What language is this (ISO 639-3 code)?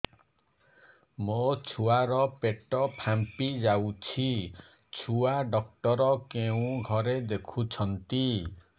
ori